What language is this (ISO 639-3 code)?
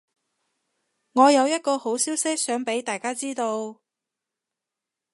yue